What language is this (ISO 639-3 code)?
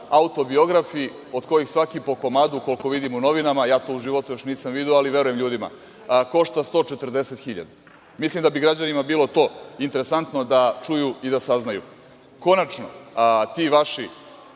srp